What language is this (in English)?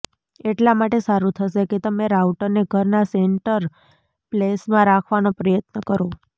Gujarati